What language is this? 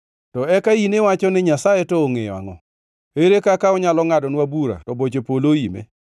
Luo (Kenya and Tanzania)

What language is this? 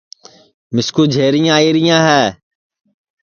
Sansi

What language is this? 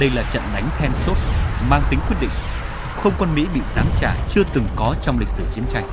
Vietnamese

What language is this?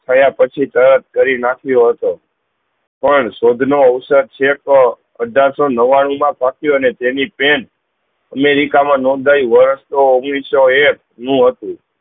Gujarati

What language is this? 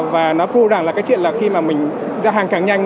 Vietnamese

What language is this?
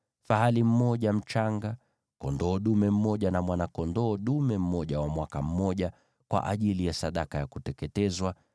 Swahili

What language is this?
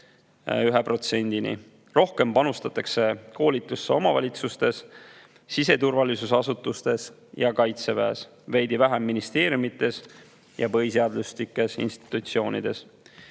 Estonian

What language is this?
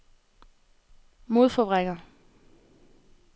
Danish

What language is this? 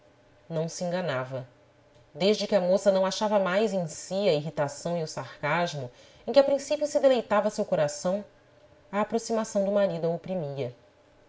Portuguese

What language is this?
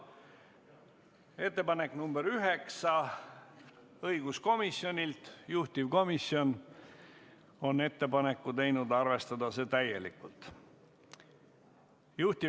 Estonian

